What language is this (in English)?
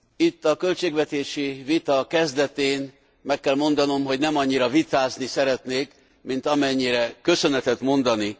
Hungarian